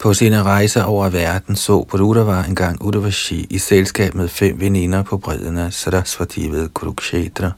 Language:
Danish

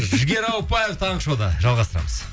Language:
Kazakh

